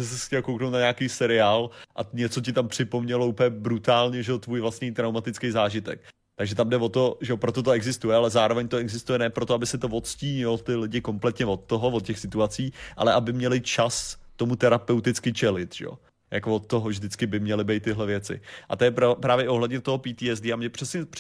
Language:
Czech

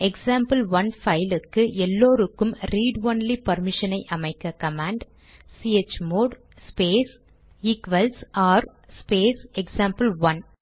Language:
Tamil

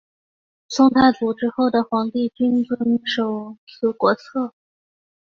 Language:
Chinese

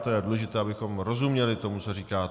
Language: Czech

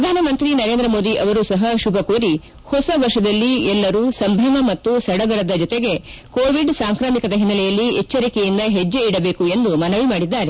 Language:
Kannada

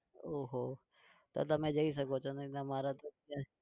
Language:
Gujarati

